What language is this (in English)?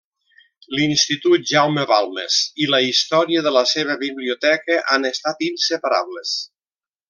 Catalan